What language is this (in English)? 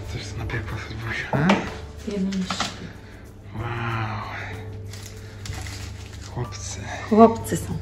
Polish